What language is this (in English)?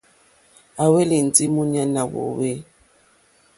Mokpwe